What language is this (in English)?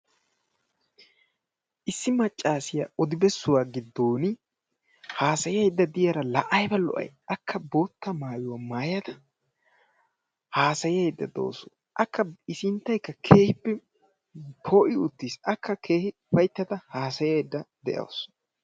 Wolaytta